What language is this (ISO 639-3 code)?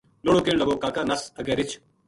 gju